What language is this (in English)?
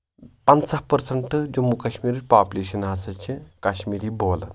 Kashmiri